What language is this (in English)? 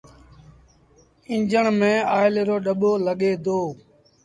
Sindhi Bhil